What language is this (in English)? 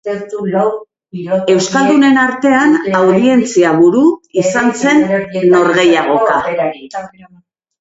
Basque